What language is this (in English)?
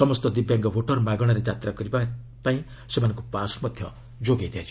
Odia